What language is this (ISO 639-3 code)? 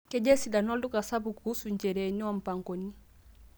mas